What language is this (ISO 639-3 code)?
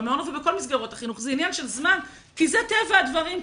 heb